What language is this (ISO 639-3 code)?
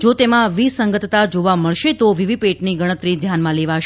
guj